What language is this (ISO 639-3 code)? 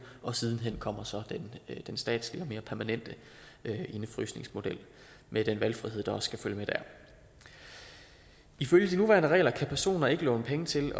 dan